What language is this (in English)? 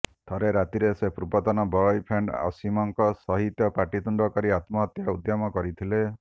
Odia